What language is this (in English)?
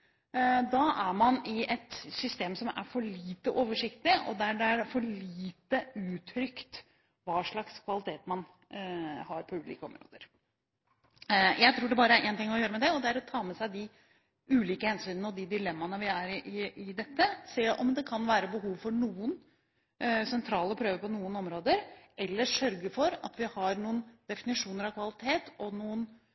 Norwegian Bokmål